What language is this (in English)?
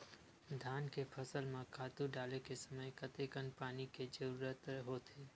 Chhattisgarhi